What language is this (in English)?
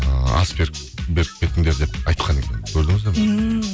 Kazakh